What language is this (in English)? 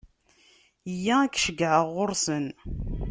Kabyle